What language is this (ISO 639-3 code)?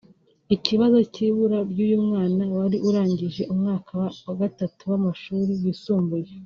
kin